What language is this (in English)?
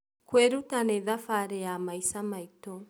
Kikuyu